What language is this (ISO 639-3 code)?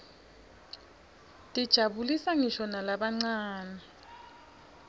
ssw